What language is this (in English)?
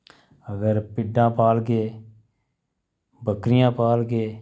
Dogri